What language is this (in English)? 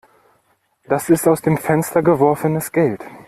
German